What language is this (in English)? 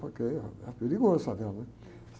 Portuguese